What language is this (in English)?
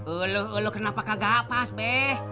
Indonesian